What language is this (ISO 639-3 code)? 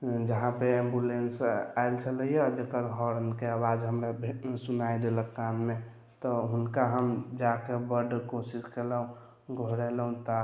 mai